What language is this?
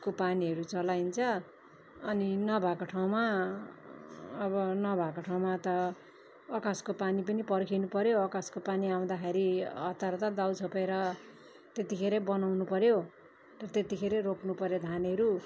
Nepali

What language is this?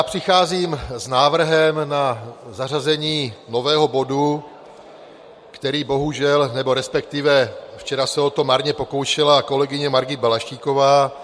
Czech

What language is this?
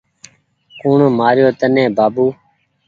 Goaria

